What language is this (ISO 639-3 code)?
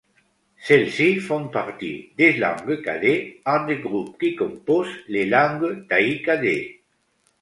fra